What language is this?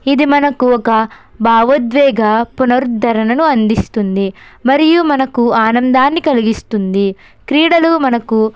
Telugu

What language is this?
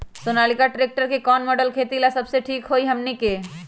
Magahi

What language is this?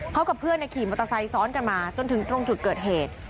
Thai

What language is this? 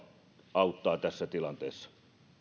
Finnish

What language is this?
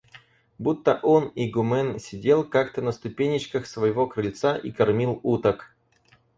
Russian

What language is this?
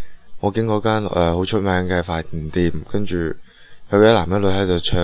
Chinese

